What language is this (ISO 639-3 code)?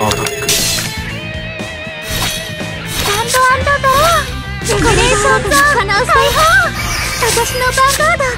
jpn